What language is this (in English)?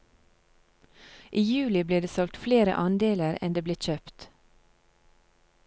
Norwegian